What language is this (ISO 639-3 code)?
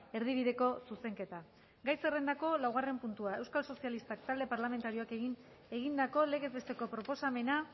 eus